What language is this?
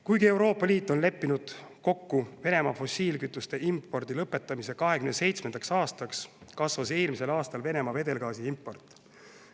Estonian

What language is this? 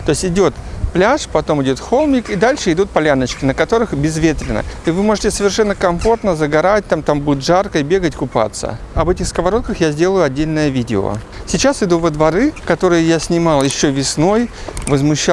Russian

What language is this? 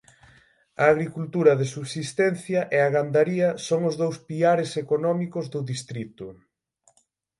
Galician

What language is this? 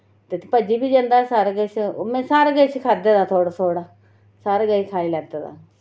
Dogri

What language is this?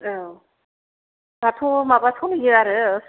Bodo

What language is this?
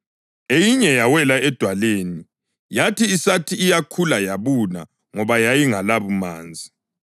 North Ndebele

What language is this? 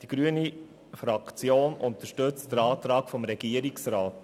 Swiss German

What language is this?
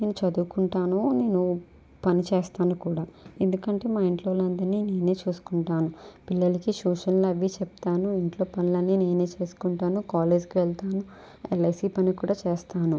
Telugu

